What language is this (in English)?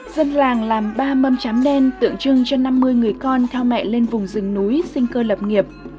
Vietnamese